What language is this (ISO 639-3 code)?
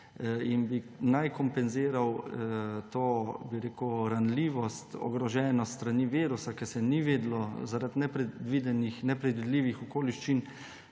slv